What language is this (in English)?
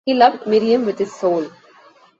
English